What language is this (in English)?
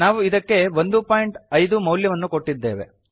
Kannada